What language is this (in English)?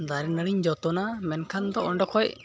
Santali